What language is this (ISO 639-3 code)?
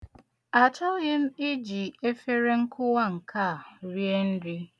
ibo